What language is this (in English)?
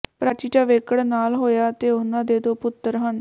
Punjabi